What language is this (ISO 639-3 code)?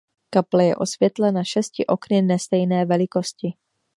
ces